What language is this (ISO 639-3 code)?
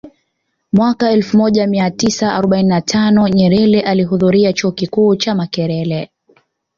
swa